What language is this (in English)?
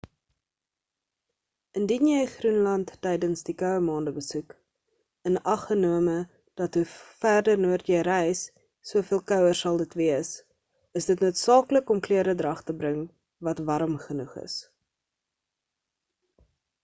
Afrikaans